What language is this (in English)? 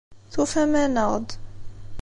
Kabyle